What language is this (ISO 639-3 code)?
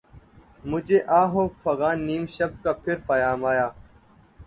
urd